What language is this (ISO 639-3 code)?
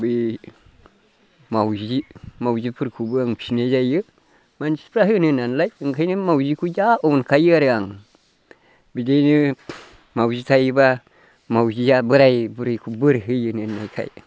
brx